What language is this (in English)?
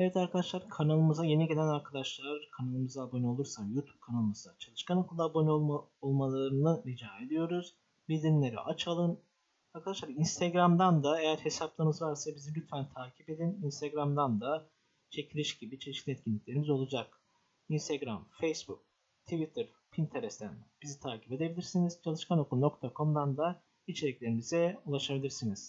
Turkish